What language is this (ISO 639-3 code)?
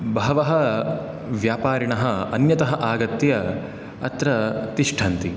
san